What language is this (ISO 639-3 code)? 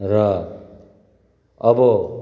nep